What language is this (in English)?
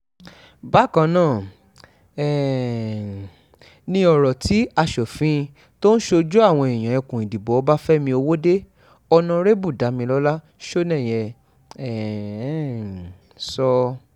Yoruba